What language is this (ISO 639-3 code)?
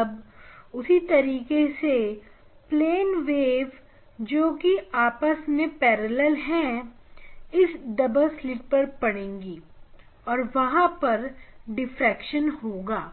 hin